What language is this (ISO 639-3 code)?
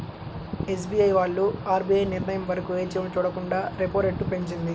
tel